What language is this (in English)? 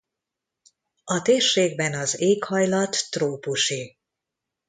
Hungarian